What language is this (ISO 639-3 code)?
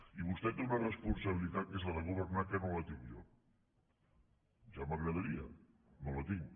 cat